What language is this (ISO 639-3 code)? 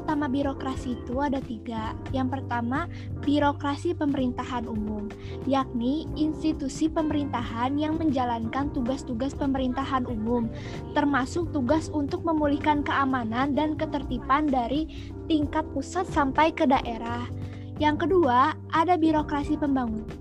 ind